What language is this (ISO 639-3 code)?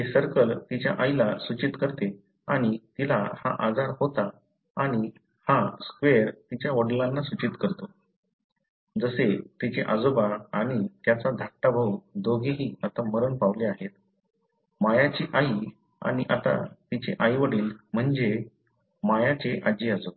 mar